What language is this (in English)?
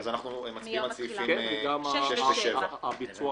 Hebrew